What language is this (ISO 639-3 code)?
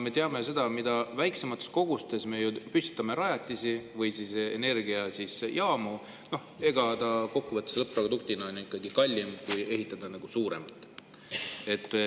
est